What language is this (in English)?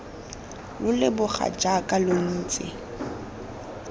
Tswana